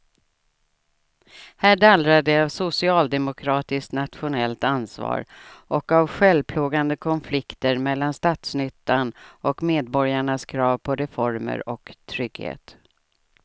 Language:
Swedish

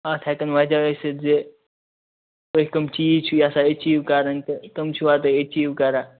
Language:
Kashmiri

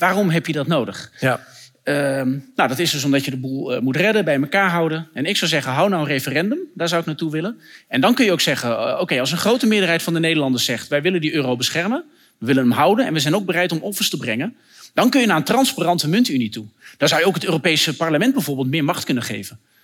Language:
Dutch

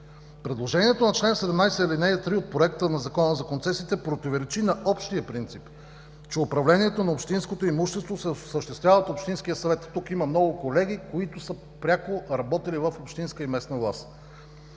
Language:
Bulgarian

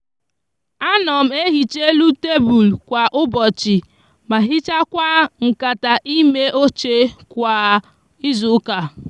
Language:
Igbo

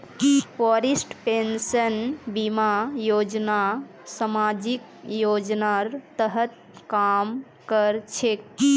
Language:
Magahi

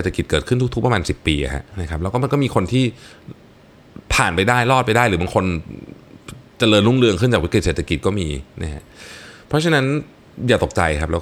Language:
Thai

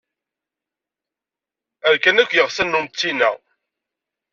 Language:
Kabyle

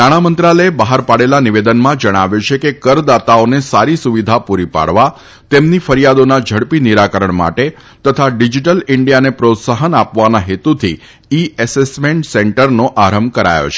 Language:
Gujarati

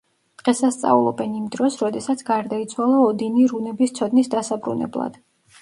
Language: Georgian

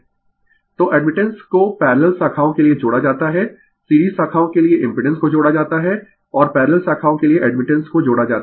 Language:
Hindi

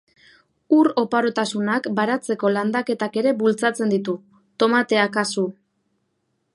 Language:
Basque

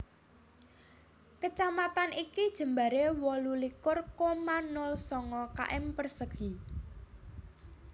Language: Javanese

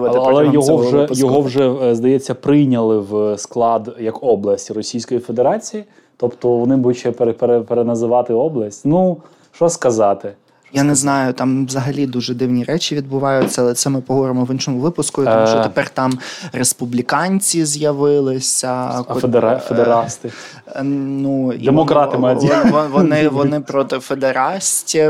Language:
Ukrainian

